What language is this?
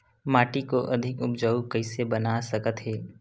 Chhattisgarhi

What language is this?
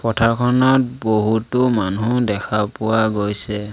Assamese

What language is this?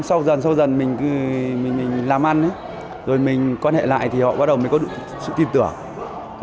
Vietnamese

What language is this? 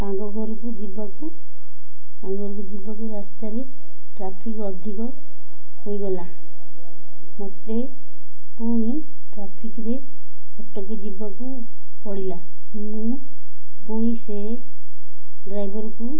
Odia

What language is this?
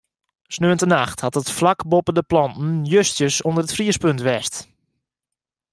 Western Frisian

